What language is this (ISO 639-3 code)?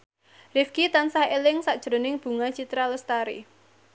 jav